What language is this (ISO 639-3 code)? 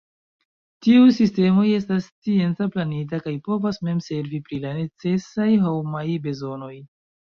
epo